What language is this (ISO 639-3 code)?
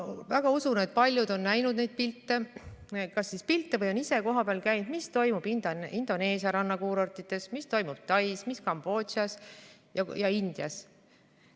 est